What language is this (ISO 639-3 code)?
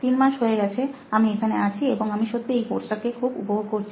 ben